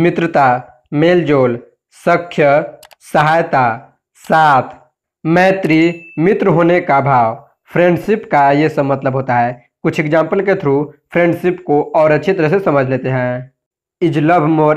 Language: Hindi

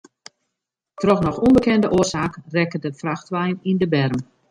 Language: Western Frisian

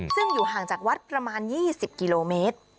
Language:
Thai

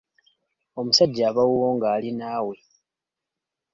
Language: Ganda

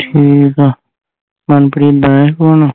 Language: Punjabi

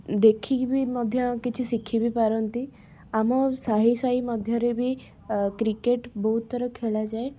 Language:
Odia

